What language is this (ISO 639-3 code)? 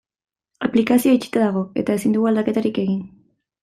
eus